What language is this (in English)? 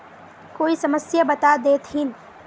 Magahi